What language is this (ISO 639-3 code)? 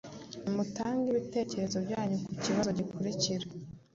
kin